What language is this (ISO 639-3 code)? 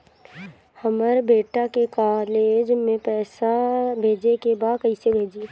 bho